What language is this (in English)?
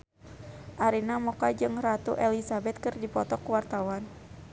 Sundanese